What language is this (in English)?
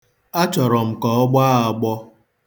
Igbo